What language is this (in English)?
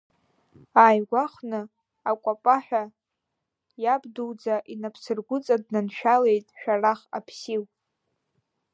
Abkhazian